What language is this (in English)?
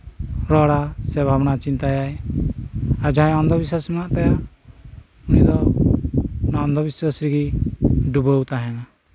Santali